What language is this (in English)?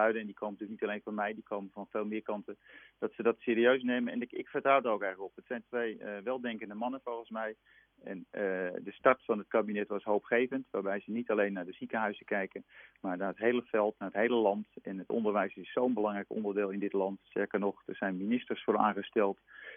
Dutch